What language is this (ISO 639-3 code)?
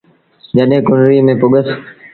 sbn